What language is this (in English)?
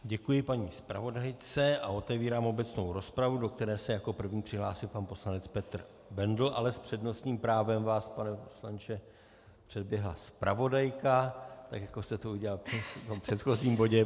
Czech